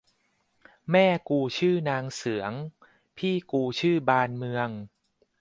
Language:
Thai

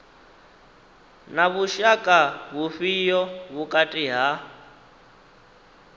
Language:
Venda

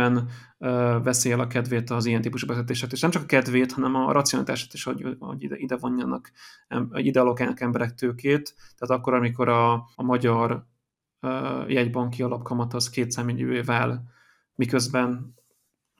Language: Hungarian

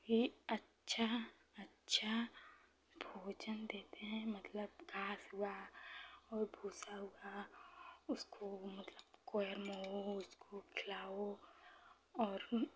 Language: Hindi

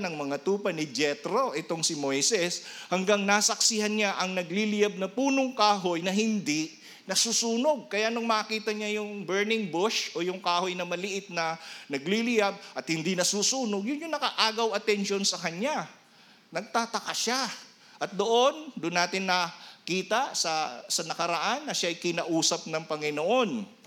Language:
Filipino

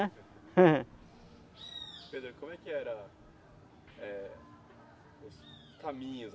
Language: Portuguese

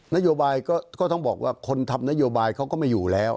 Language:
Thai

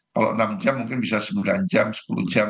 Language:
Indonesian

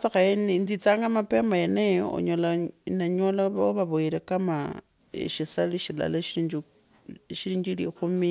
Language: Kabras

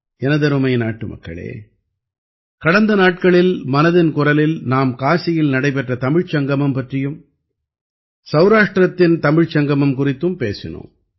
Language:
Tamil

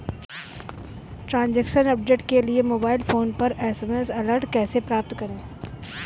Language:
Hindi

